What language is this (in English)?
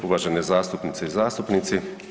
Croatian